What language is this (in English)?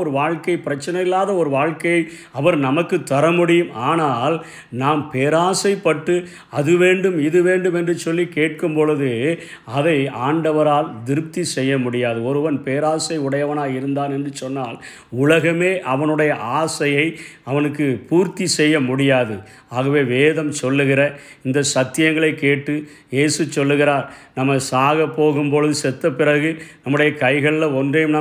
Tamil